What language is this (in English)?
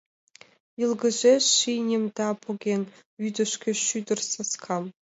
Mari